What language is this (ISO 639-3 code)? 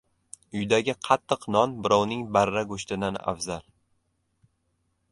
uzb